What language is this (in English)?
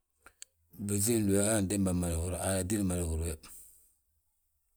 Balanta-Ganja